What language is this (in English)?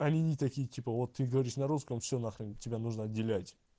Russian